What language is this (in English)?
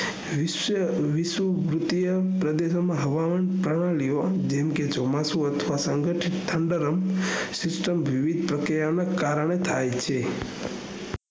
Gujarati